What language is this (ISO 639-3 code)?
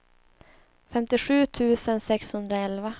swe